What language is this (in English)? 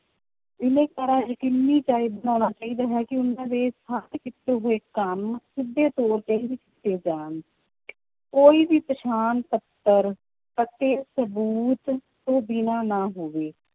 Punjabi